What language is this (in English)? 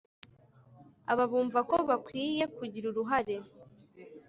Kinyarwanda